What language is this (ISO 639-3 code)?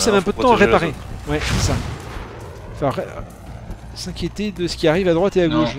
fra